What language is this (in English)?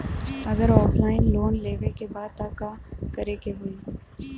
Bhojpuri